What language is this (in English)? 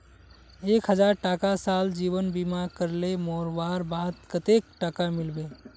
Magahi